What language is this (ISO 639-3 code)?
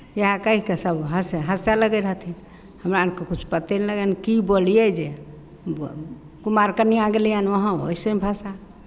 mai